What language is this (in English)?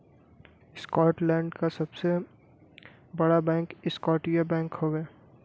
Bhojpuri